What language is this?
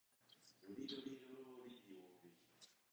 Japanese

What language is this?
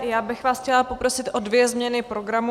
Czech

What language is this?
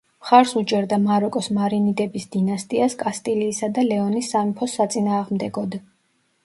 Georgian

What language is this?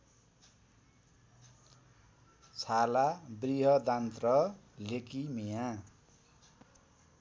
Nepali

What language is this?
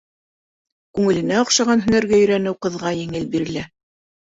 Bashkir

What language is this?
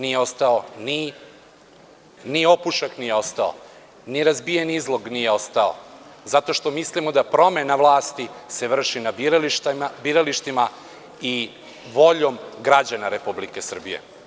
Serbian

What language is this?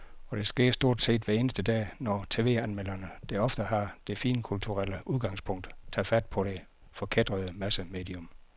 Danish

